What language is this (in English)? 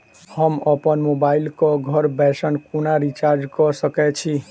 Maithili